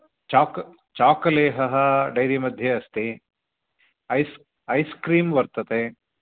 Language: Sanskrit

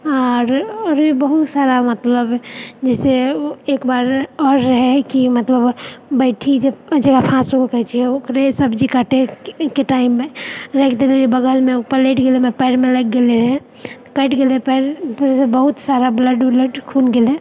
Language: Maithili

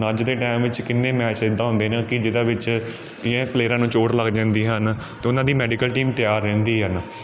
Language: Punjabi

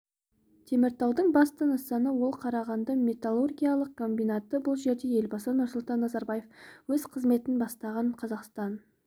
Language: Kazakh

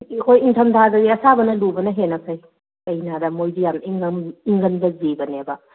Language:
Manipuri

